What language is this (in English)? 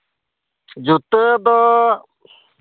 Santali